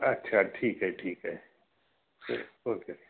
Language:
Marathi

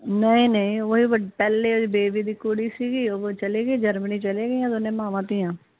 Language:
Punjabi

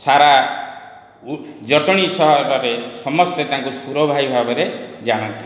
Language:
Odia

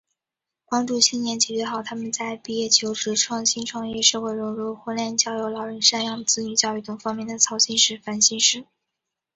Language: Chinese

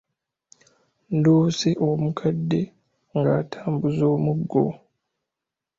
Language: Ganda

